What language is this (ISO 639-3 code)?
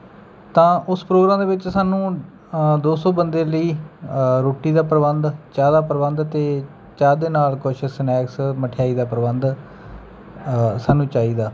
pan